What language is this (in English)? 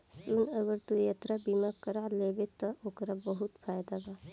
Bhojpuri